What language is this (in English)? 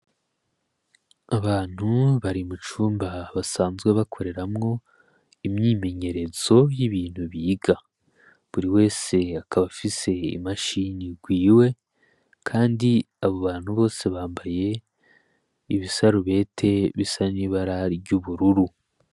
Rundi